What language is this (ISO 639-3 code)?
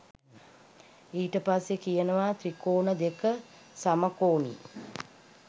sin